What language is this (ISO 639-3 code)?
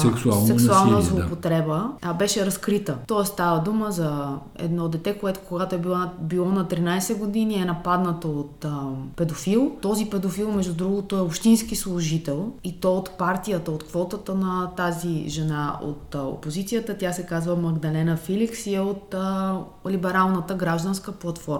bul